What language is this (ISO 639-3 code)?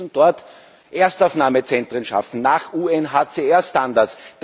deu